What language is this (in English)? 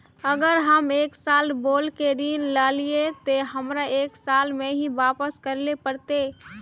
Magahi